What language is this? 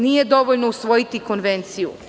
Serbian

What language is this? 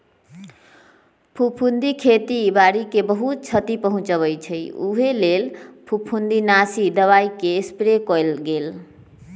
Magahi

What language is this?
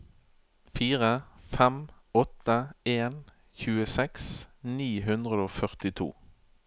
Norwegian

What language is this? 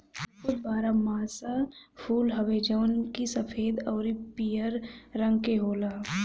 Bhojpuri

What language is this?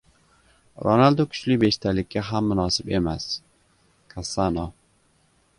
Uzbek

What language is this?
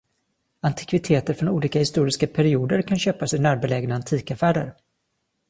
Swedish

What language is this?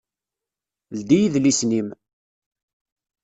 Kabyle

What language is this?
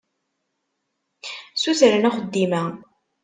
Kabyle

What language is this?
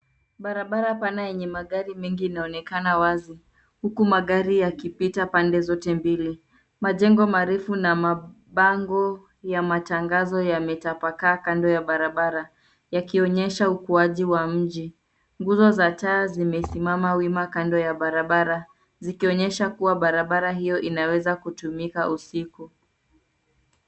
Swahili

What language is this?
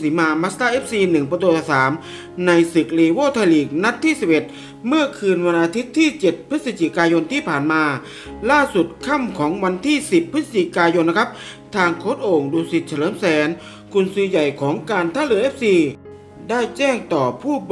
Thai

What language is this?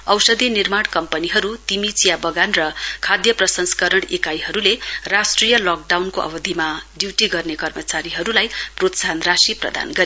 Nepali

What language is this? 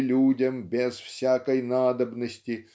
Russian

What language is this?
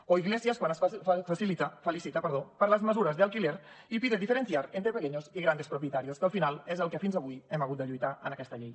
Catalan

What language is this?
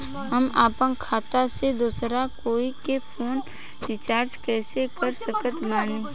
Bhojpuri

